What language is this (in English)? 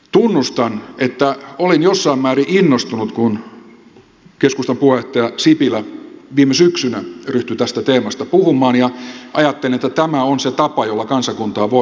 Finnish